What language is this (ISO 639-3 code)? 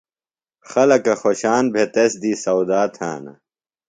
phl